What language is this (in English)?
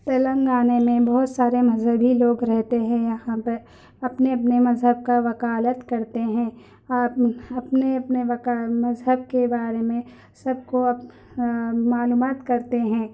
Urdu